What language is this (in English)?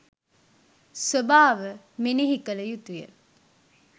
Sinhala